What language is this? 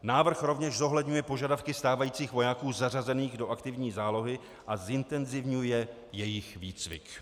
Czech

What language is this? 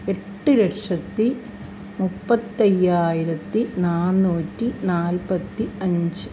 Malayalam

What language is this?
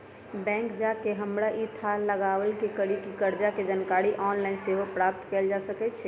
Magahi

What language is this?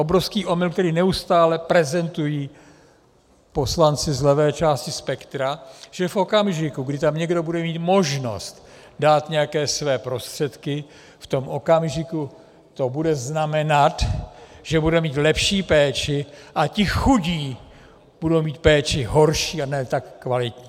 Czech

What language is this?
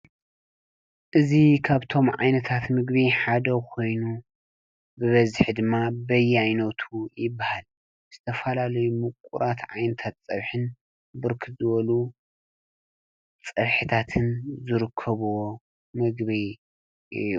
Tigrinya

